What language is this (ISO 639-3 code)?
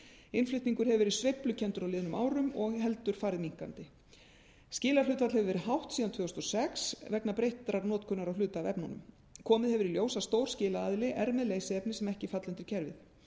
isl